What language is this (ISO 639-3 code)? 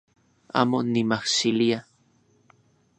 ncx